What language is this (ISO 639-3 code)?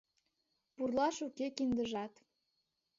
chm